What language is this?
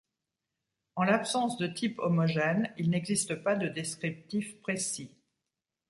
French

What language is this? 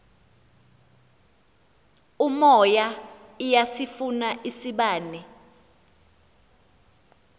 Xhosa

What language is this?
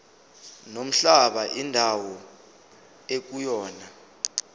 Zulu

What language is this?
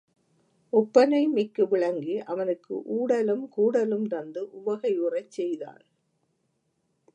Tamil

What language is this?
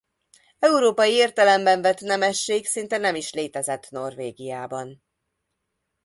Hungarian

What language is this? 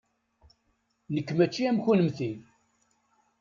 Kabyle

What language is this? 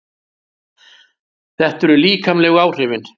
Icelandic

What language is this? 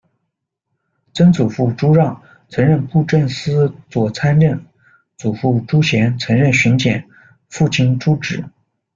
Chinese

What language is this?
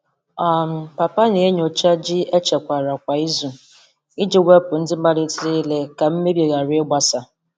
Igbo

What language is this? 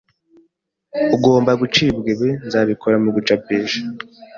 Kinyarwanda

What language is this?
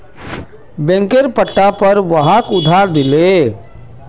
Magahi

